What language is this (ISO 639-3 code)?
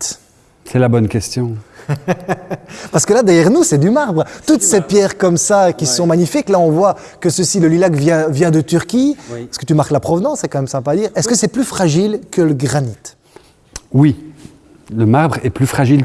fra